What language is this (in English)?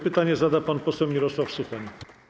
Polish